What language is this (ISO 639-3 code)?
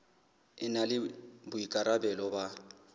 sot